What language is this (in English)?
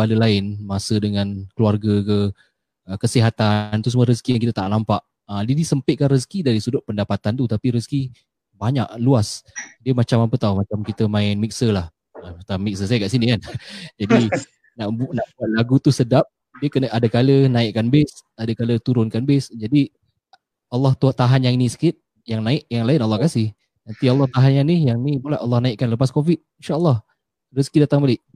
Malay